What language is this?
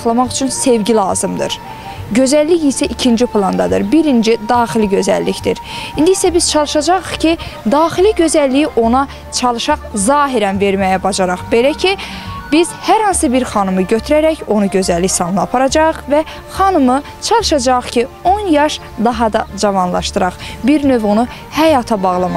Turkish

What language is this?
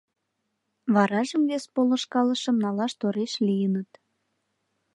Mari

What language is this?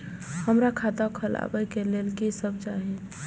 Maithili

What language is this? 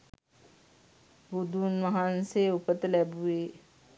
Sinhala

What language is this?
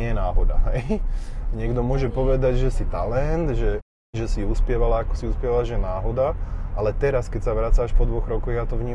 Slovak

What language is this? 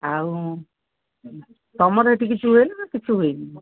Odia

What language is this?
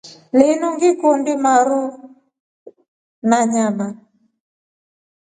Rombo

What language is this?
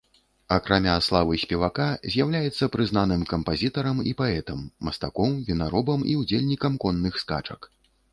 Belarusian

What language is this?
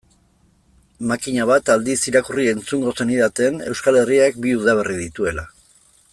Basque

